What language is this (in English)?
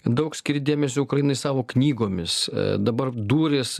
Lithuanian